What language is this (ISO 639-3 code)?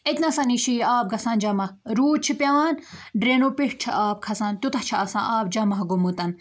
kas